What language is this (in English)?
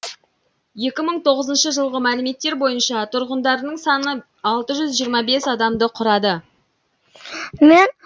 Kazakh